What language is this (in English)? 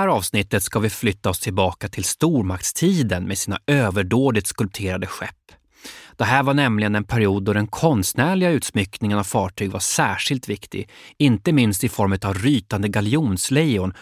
Swedish